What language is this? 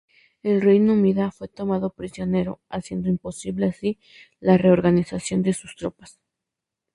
Spanish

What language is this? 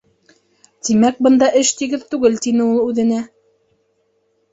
Bashkir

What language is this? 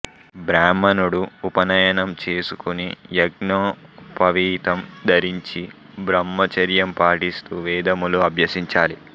Telugu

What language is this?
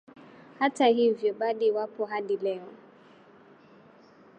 Swahili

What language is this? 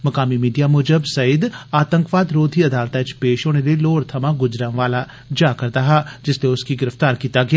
Dogri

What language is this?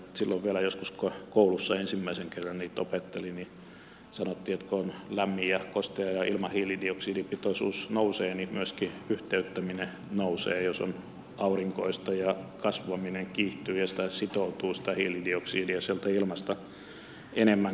Finnish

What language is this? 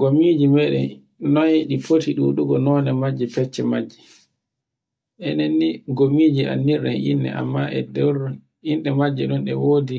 Borgu Fulfulde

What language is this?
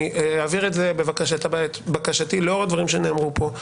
Hebrew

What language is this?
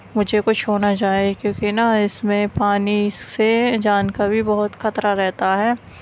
Urdu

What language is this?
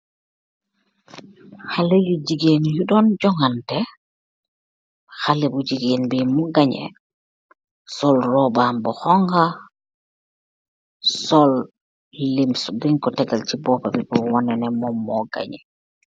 Wolof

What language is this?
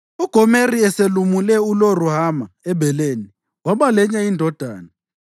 North Ndebele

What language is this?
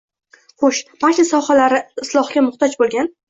Uzbek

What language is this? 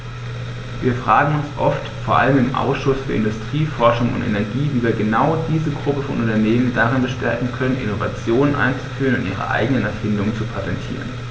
German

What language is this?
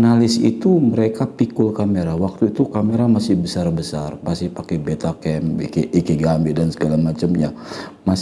Indonesian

